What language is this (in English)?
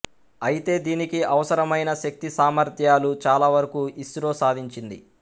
Telugu